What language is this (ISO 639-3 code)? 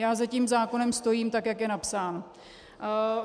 ces